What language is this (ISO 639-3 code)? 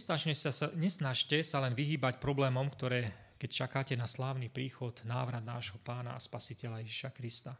slk